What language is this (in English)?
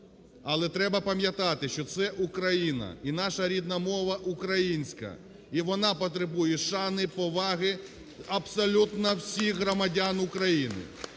Ukrainian